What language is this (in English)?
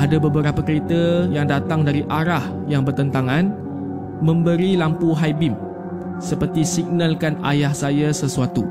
Malay